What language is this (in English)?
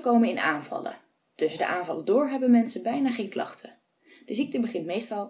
Dutch